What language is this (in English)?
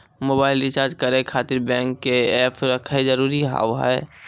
Maithili